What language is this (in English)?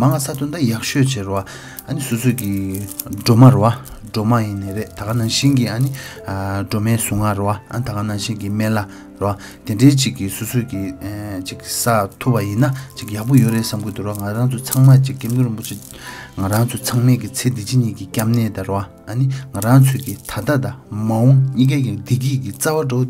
Turkish